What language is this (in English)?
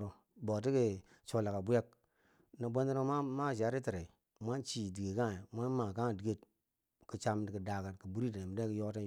Bangwinji